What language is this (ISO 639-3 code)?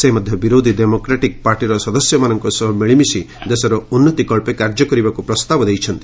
ori